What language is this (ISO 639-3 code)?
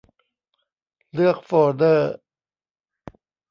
tha